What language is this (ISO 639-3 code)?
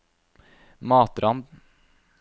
nor